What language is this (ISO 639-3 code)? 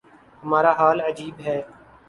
urd